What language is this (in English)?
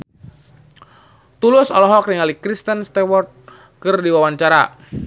Sundanese